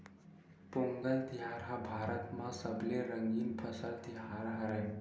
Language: Chhattisgarhi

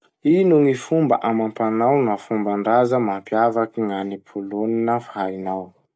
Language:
Masikoro Malagasy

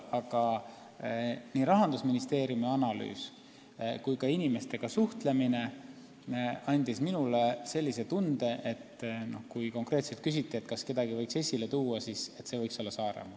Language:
Estonian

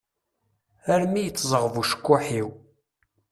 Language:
Kabyle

